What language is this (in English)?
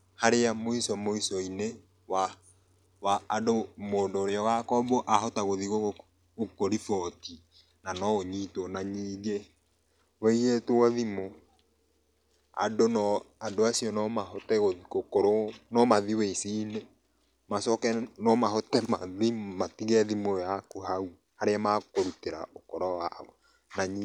Kikuyu